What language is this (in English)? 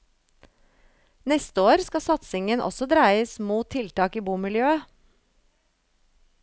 Norwegian